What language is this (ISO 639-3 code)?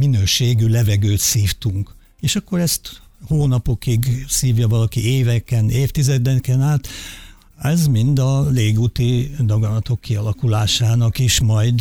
hun